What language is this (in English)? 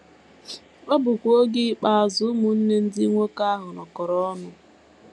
Igbo